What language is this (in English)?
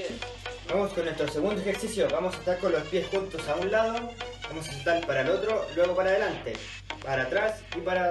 Spanish